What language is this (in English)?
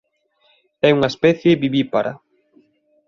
Galician